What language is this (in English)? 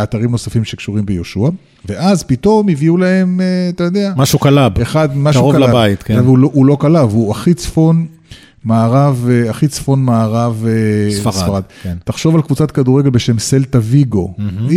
Hebrew